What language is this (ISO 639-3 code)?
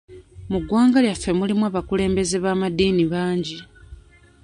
lug